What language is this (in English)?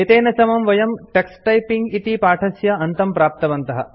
Sanskrit